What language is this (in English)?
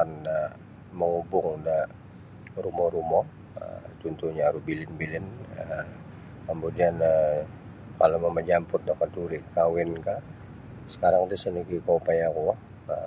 Sabah Bisaya